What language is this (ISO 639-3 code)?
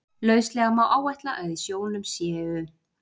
isl